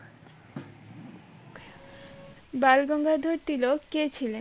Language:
Bangla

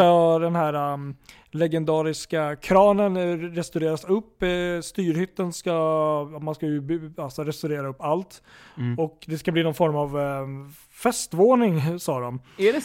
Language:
Swedish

